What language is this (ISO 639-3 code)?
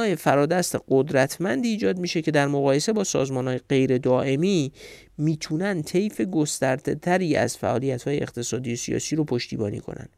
fas